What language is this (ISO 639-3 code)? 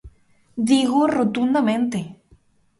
glg